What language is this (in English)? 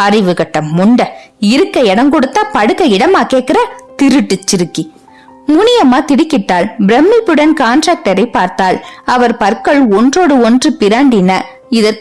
Tamil